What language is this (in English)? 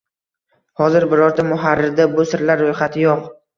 Uzbek